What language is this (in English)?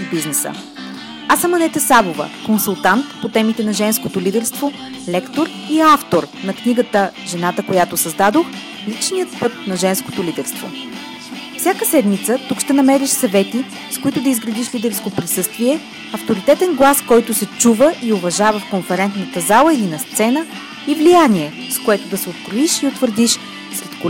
Bulgarian